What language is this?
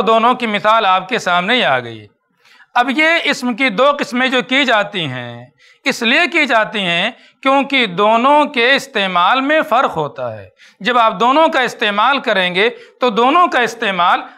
Hindi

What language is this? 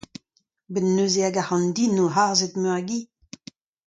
Breton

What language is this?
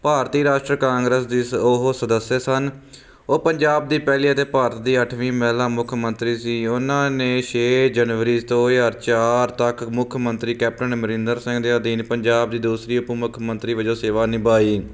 Punjabi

